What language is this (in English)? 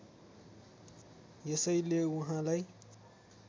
Nepali